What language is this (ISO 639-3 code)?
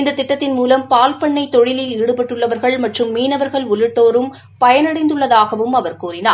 tam